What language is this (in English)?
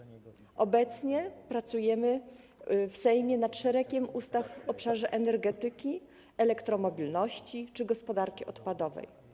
Polish